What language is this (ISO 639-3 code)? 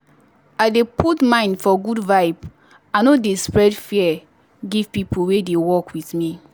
pcm